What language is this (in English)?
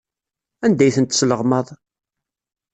Kabyle